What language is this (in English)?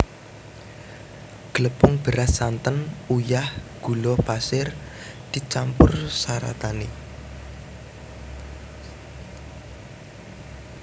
Javanese